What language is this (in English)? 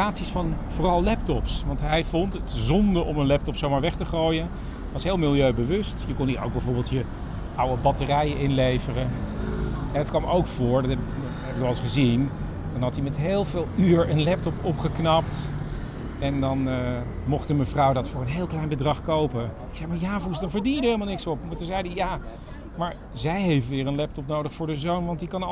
Dutch